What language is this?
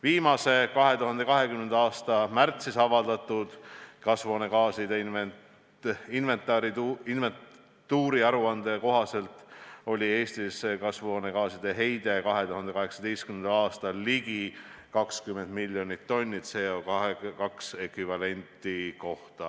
Estonian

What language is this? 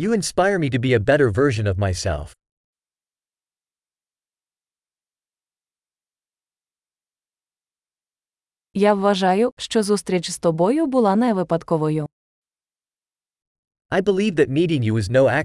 Ukrainian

